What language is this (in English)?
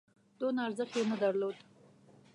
Pashto